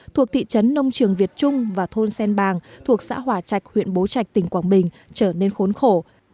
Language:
Vietnamese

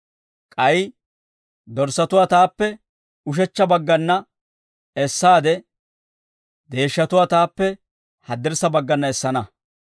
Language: Dawro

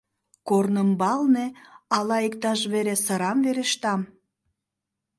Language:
Mari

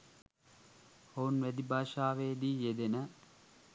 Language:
Sinhala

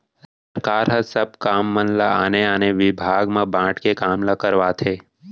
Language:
Chhattisgarhi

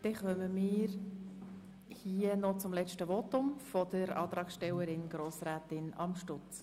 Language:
Swiss German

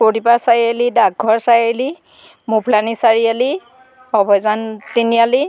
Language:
Assamese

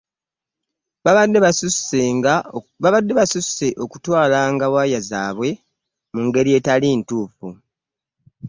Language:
Ganda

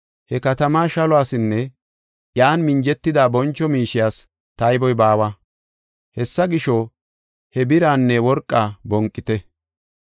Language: Gofa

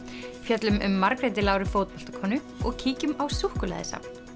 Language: Icelandic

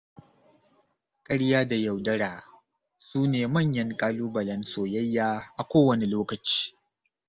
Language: Hausa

